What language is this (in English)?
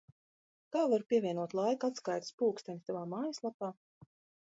Latvian